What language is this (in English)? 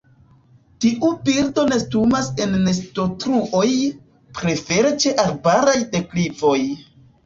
Esperanto